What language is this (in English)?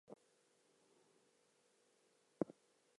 English